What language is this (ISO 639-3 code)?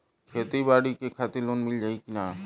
bho